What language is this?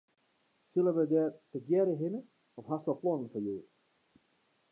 Western Frisian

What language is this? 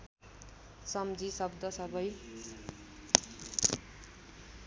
Nepali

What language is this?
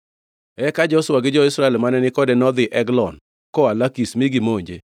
Luo (Kenya and Tanzania)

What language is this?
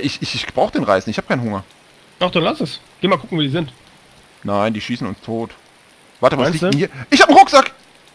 German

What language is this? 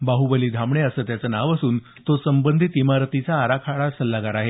Marathi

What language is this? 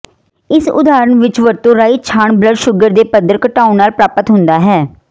Punjabi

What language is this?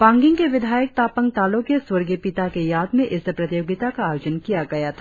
Hindi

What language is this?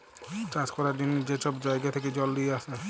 Bangla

